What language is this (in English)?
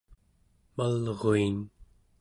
Central Yupik